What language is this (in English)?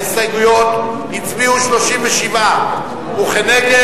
Hebrew